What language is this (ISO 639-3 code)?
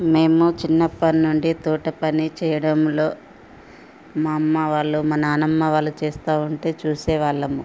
tel